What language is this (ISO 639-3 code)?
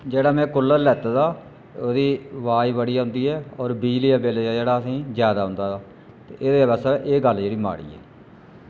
doi